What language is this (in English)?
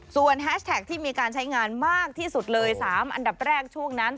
Thai